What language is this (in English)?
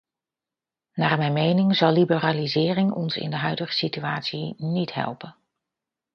Dutch